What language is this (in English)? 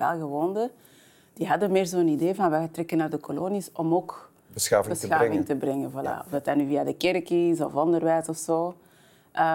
Dutch